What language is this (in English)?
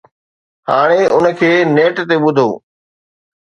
Sindhi